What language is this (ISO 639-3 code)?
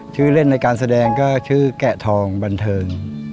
tha